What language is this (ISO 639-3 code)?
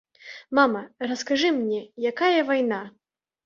bel